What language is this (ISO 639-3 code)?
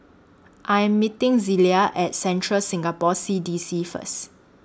eng